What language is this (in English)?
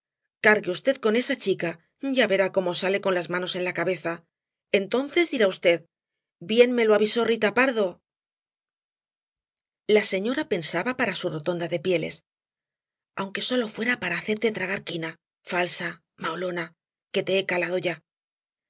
Spanish